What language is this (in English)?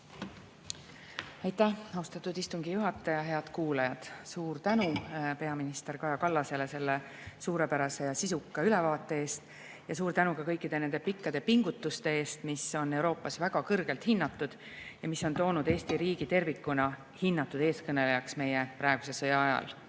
Estonian